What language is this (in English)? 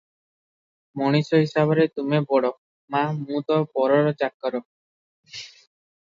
Odia